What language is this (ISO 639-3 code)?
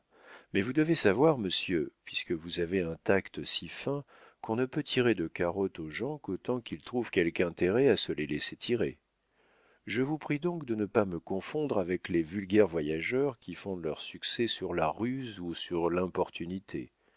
fra